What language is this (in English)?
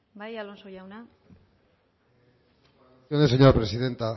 Basque